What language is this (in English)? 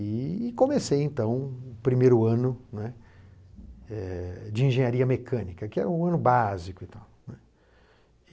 Portuguese